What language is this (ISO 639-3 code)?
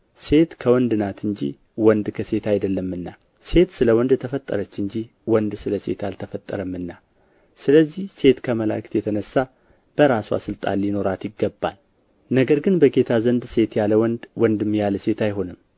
amh